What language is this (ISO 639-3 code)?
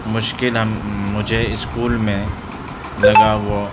urd